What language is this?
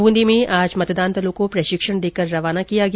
Hindi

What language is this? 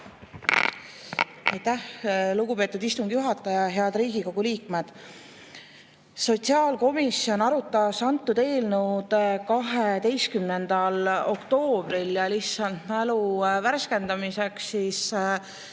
Estonian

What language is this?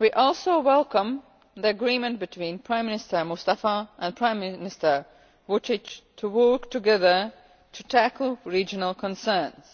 English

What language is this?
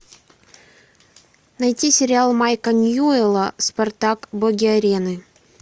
Russian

